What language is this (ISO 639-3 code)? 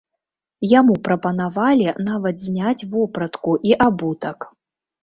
bel